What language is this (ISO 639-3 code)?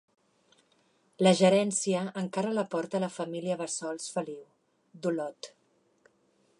cat